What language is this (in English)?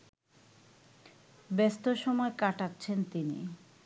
Bangla